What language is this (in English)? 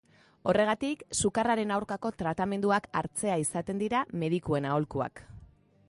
Basque